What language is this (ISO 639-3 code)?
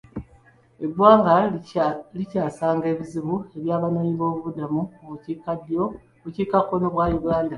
lug